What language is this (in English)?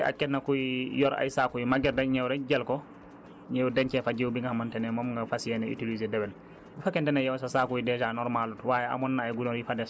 Wolof